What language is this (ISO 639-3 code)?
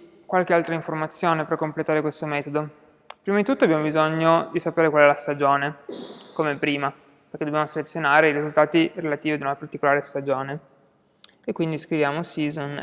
ita